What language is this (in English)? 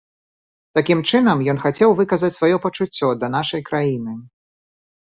Belarusian